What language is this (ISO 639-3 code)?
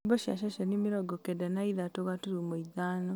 kik